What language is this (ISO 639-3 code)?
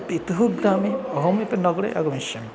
san